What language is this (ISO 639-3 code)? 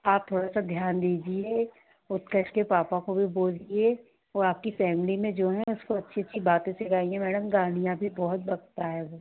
hin